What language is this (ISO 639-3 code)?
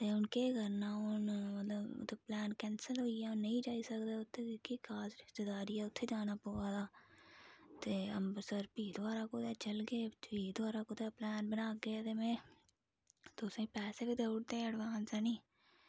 doi